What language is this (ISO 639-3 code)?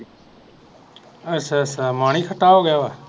pan